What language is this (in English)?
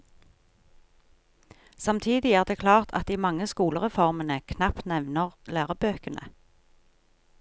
Norwegian